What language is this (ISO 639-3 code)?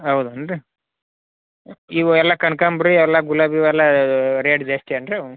kan